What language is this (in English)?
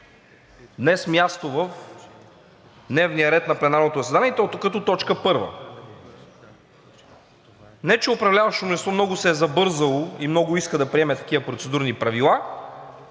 Bulgarian